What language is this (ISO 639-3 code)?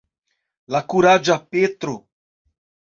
epo